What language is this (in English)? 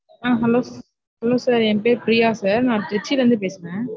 Tamil